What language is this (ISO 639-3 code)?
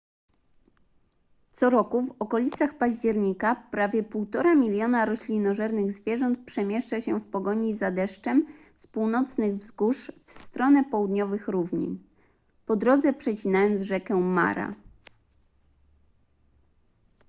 pol